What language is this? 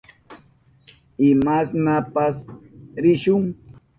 Southern Pastaza Quechua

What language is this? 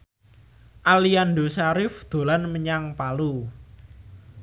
Javanese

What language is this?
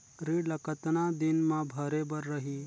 Chhattisgarhi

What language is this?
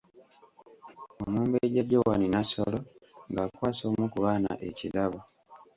Ganda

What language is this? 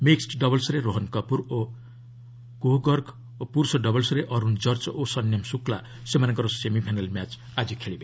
Odia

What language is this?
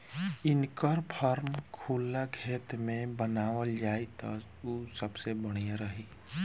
Bhojpuri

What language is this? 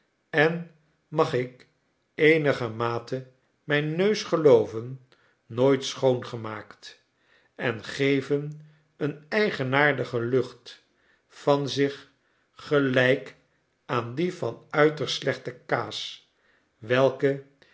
Dutch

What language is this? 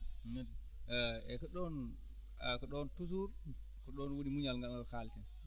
Fula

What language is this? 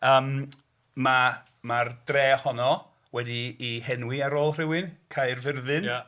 Welsh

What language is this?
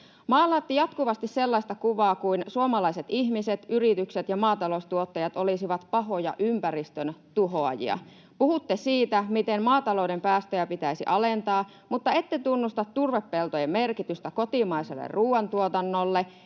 Finnish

